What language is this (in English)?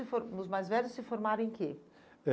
Portuguese